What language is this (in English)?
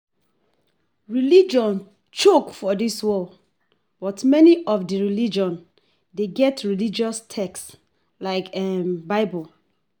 Nigerian Pidgin